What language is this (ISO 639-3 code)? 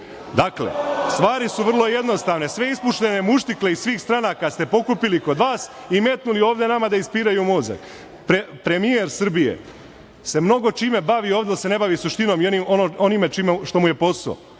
srp